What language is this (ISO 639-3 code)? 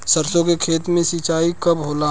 bho